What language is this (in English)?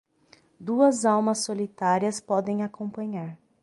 Portuguese